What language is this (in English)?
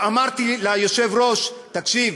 Hebrew